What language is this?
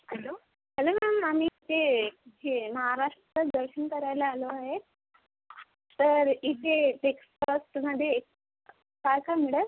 Marathi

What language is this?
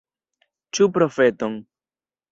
Esperanto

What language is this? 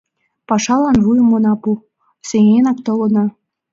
Mari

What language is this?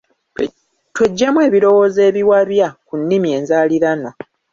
Ganda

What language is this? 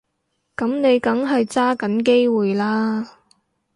Cantonese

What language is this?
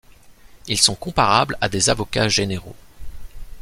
French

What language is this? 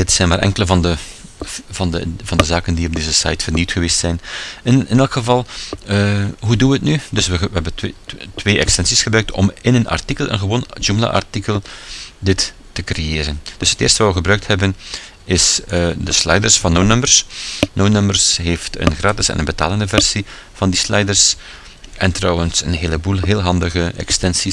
Dutch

